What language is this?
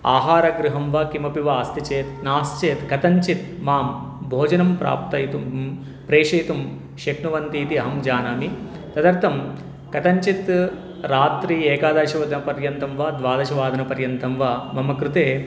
Sanskrit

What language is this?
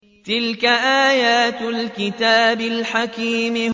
Arabic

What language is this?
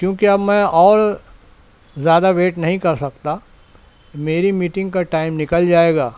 Urdu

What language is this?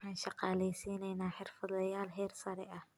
Somali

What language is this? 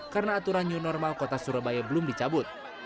Indonesian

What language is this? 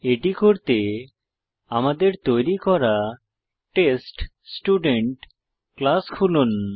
Bangla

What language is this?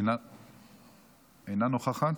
Hebrew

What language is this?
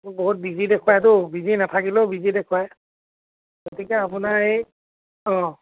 Assamese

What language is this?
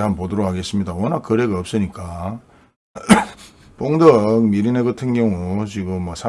Korean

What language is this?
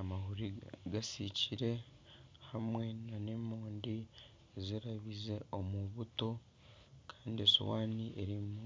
Nyankole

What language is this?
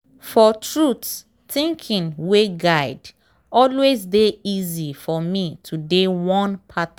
Nigerian Pidgin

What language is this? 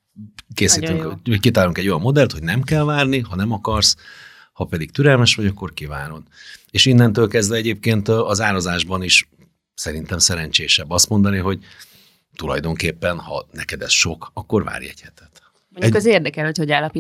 Hungarian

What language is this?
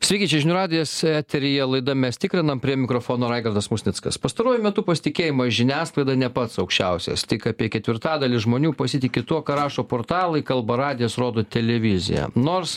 Lithuanian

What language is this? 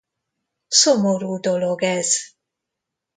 Hungarian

